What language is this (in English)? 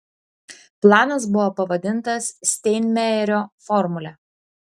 Lithuanian